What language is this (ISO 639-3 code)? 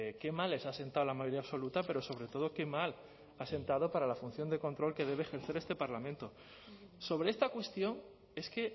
spa